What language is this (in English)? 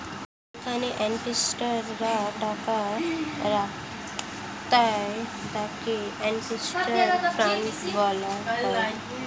Bangla